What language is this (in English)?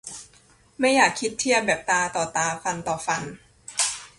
Thai